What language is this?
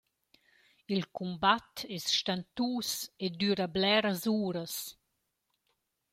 Romansh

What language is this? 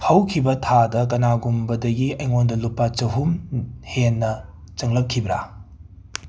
Manipuri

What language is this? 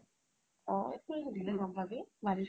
Assamese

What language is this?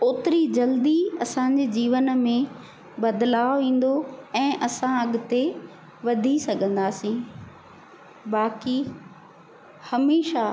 Sindhi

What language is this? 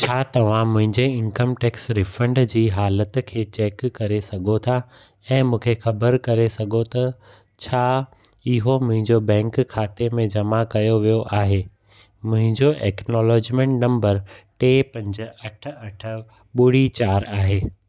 Sindhi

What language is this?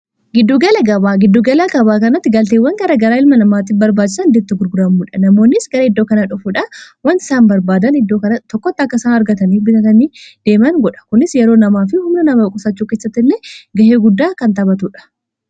Oromo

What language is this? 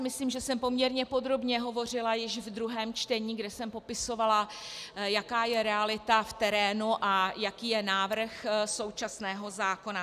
Czech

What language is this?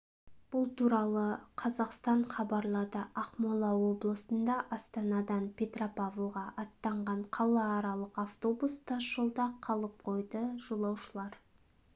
Kazakh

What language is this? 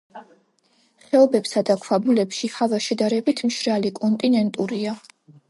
Georgian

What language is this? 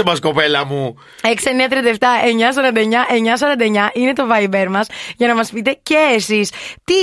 Greek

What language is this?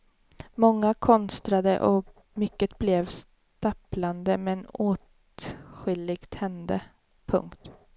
Swedish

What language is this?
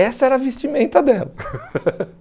Portuguese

